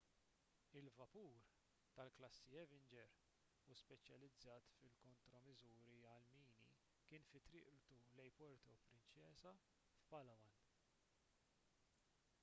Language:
Maltese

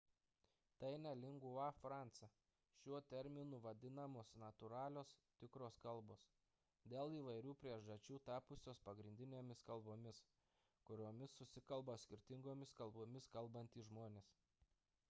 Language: Lithuanian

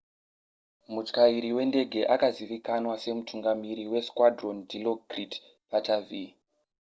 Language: Shona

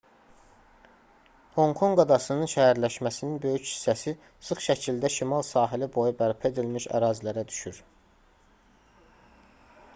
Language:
Azerbaijani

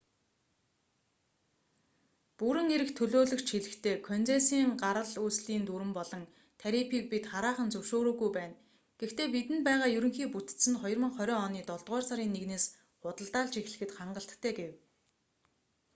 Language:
Mongolian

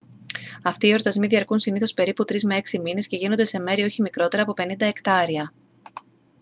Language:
Greek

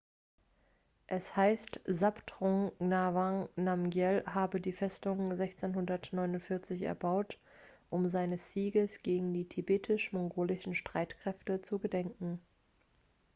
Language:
German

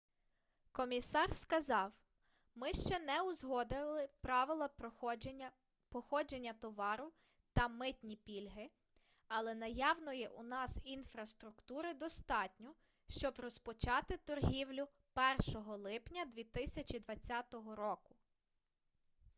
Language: Ukrainian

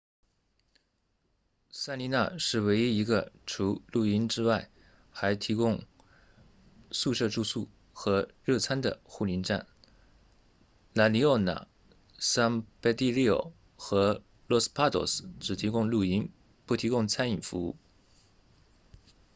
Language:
Chinese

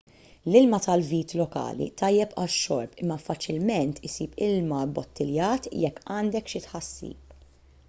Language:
Maltese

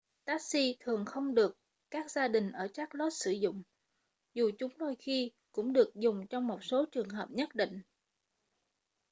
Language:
Vietnamese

